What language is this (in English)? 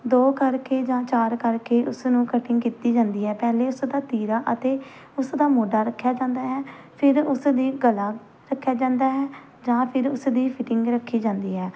Punjabi